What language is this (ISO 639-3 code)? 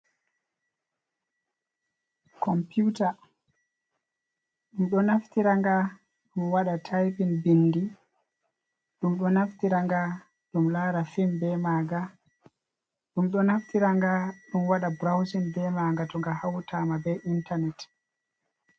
ful